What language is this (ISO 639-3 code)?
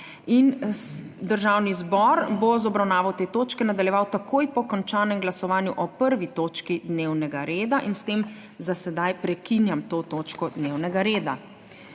slv